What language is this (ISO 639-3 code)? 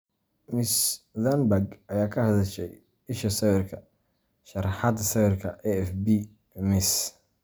som